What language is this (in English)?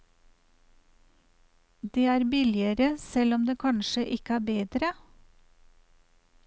Norwegian